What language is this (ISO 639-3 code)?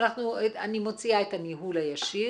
heb